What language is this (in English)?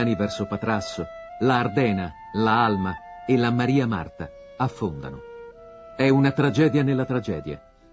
Italian